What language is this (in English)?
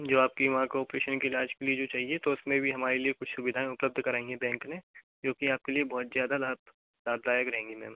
Hindi